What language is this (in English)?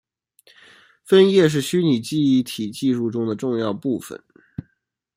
Chinese